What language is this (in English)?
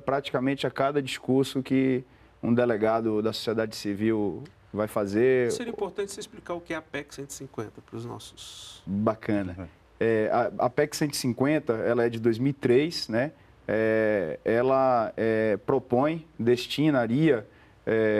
Portuguese